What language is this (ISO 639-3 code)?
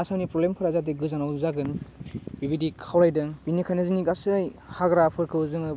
brx